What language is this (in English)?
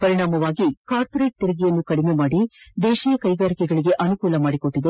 Kannada